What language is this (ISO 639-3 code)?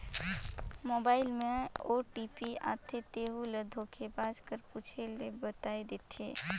hne